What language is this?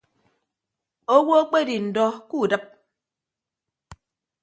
Ibibio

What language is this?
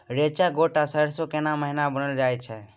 Maithili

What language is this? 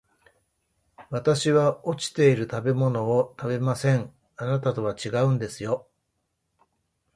Japanese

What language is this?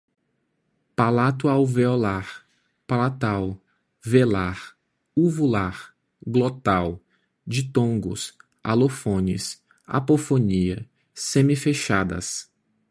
Portuguese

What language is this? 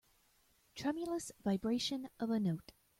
English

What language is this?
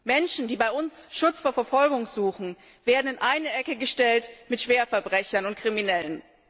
German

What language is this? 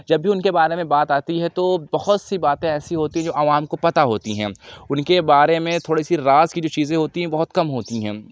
Urdu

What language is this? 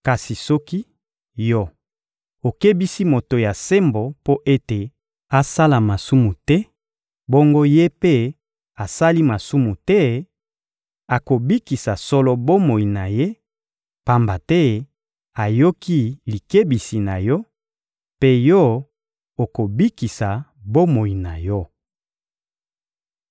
Lingala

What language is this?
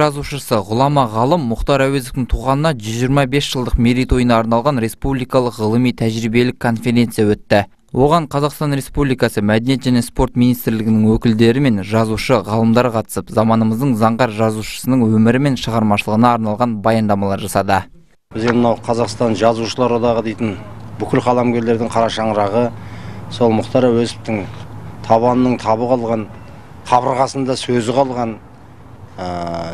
Turkish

